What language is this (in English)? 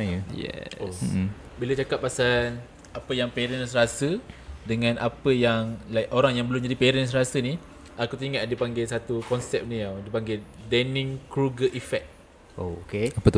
Malay